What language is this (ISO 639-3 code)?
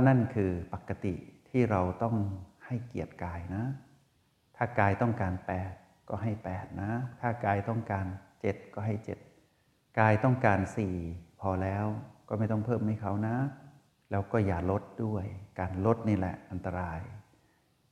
tha